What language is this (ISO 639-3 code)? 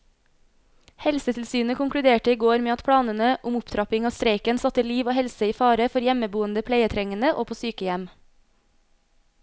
nor